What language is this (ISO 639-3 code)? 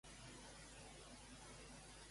cat